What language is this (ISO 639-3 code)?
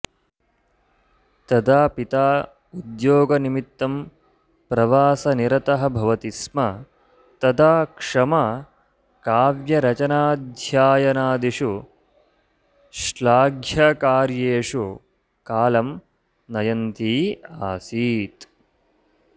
san